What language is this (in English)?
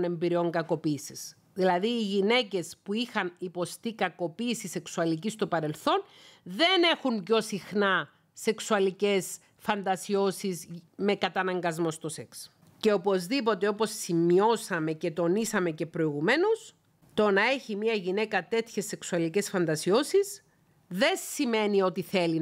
Greek